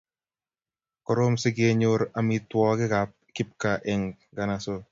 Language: Kalenjin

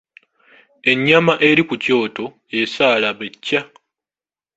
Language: Ganda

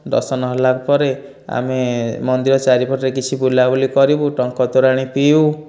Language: Odia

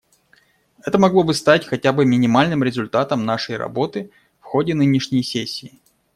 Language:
Russian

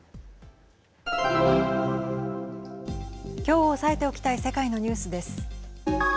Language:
Japanese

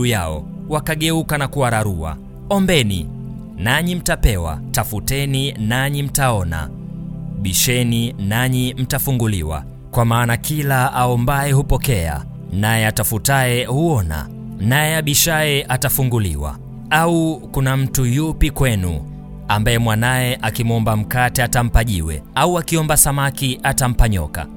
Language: Swahili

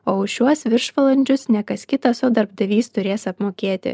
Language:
Lithuanian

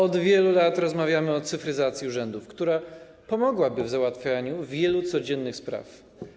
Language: Polish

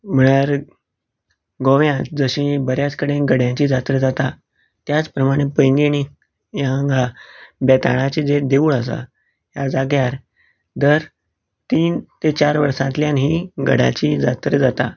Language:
Konkani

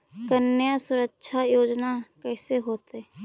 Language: Magahi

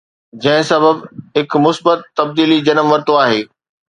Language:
Sindhi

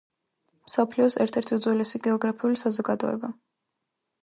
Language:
Georgian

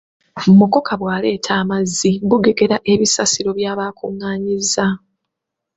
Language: Ganda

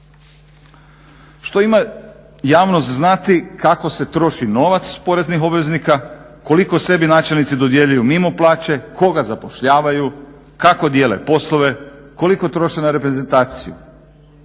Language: Croatian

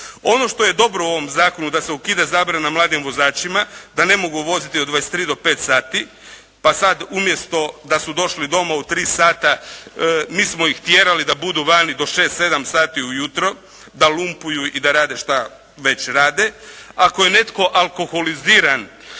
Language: Croatian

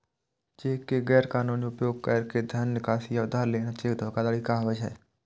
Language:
Maithili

